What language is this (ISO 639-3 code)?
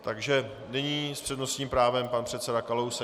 ces